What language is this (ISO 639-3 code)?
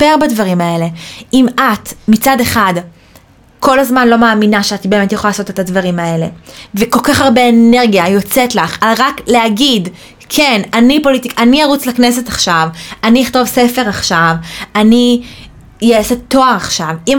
heb